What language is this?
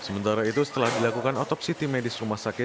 Indonesian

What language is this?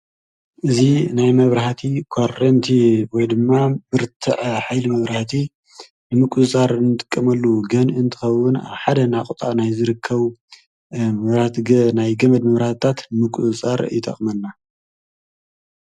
Tigrinya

